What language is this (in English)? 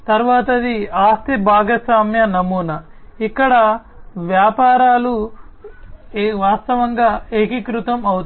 Telugu